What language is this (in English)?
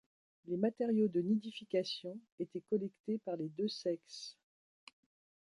French